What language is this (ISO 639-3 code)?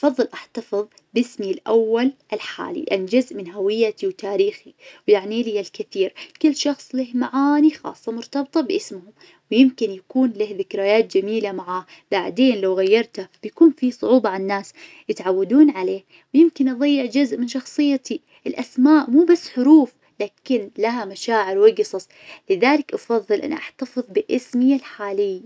ars